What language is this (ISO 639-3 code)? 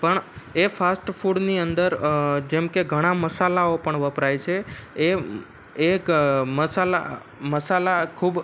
guj